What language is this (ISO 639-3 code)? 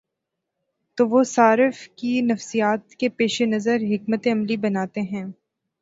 urd